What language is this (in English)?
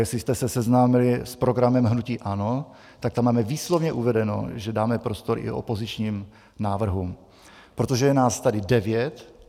Czech